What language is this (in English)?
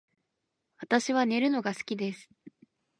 Japanese